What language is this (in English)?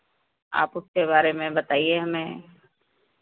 Hindi